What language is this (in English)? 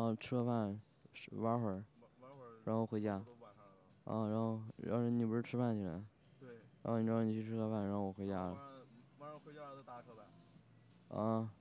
Chinese